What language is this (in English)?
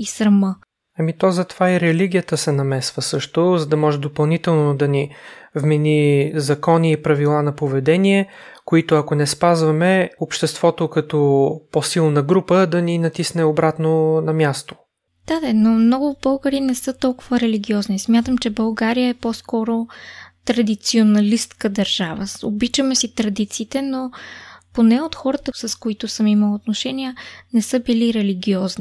Bulgarian